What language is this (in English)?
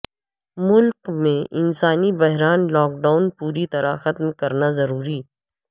Urdu